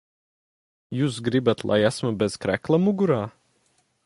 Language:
Latvian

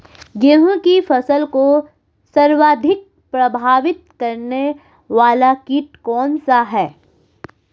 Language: Hindi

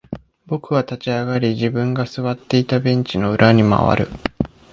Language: Japanese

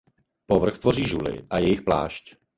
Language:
Czech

